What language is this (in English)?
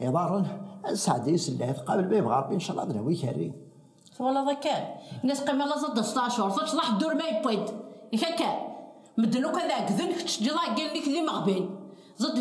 Arabic